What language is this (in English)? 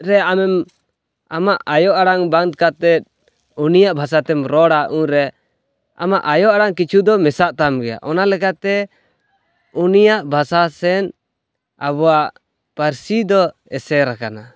Santali